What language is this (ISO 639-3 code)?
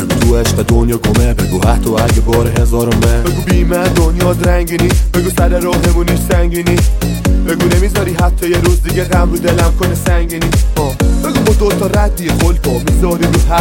fas